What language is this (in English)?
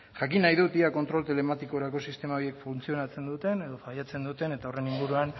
Basque